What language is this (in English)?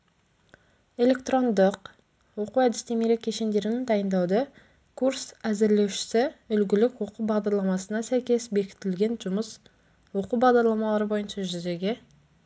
Kazakh